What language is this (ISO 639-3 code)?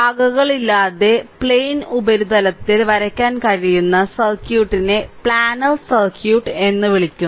mal